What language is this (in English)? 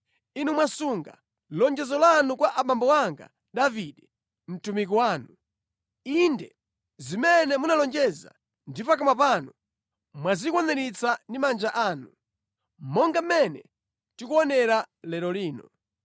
Nyanja